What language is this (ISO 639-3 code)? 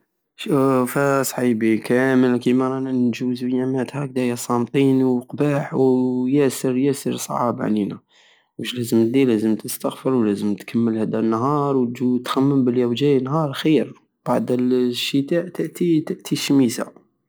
aao